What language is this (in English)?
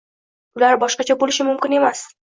Uzbek